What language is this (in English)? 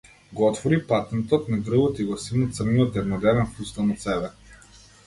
Macedonian